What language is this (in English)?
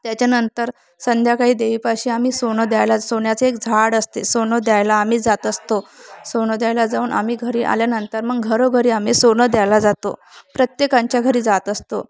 Marathi